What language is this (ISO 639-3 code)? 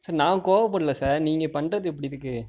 tam